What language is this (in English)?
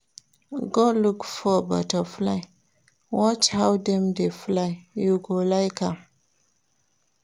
Nigerian Pidgin